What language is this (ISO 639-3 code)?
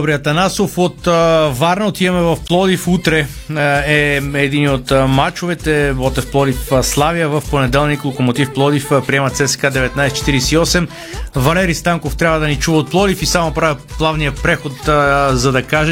bul